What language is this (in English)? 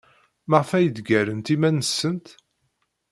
Kabyle